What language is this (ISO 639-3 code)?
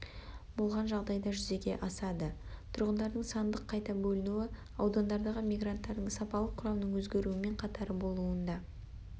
kaz